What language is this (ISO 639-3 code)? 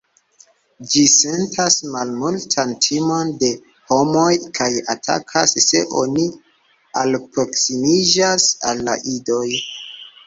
epo